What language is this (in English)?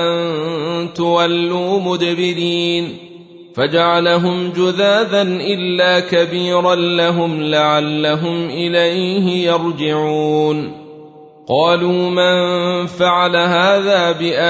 Arabic